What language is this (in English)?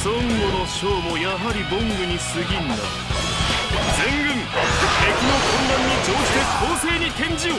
Japanese